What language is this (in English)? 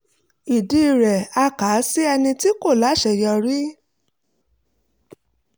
Yoruba